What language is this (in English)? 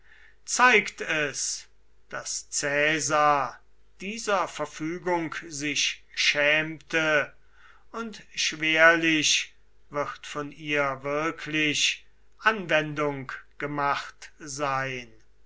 German